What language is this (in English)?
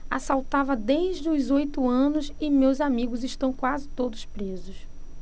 Portuguese